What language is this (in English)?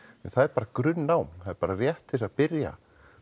Icelandic